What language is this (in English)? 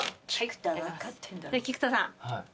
Japanese